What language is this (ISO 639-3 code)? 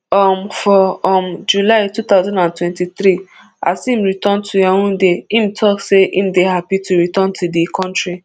pcm